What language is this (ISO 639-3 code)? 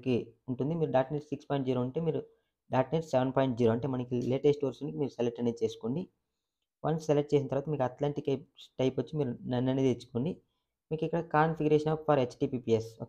tel